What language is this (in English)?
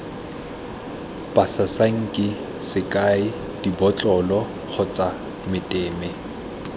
Tswana